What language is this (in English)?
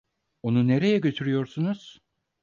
Turkish